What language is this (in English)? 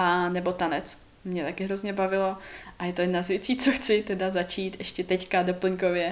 Czech